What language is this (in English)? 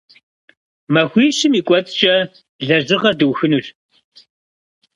Kabardian